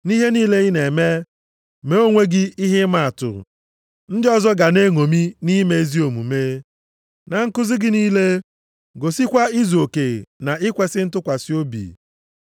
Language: Igbo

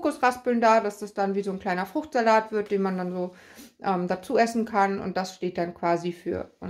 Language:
German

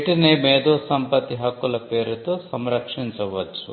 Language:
Telugu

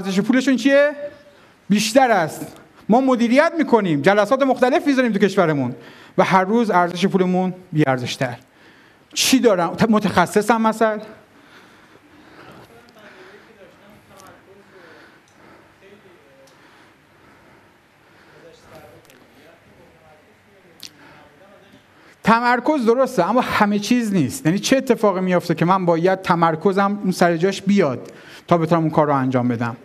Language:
Persian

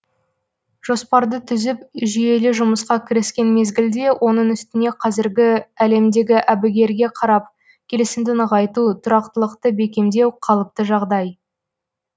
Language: Kazakh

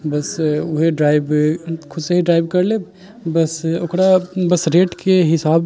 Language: Maithili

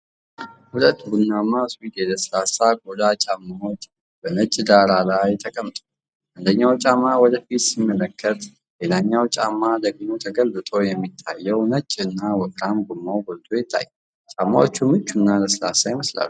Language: Amharic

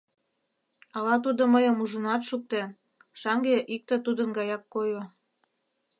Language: Mari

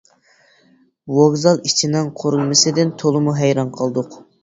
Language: Uyghur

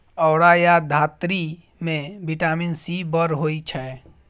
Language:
Maithili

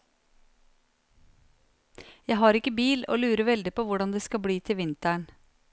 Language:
Norwegian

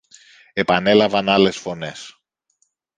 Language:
Greek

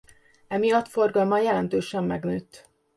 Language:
Hungarian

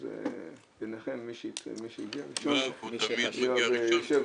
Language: Hebrew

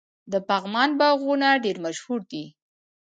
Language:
Pashto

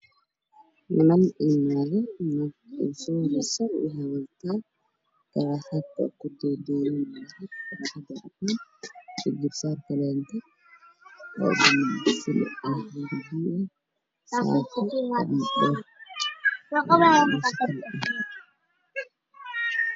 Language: Somali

